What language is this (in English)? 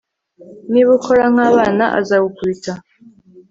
Kinyarwanda